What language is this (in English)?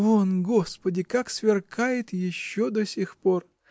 Russian